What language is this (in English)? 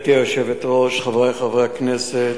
Hebrew